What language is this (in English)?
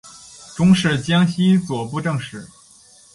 Chinese